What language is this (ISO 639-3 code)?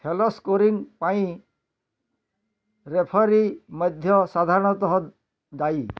ori